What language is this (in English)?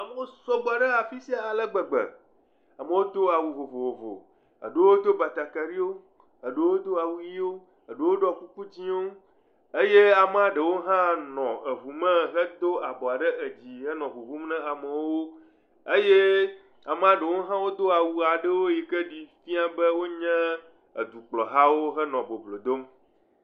Ewe